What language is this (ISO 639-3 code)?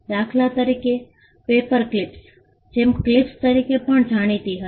guj